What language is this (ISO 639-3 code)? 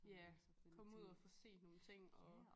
dan